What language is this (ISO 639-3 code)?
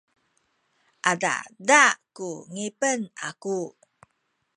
szy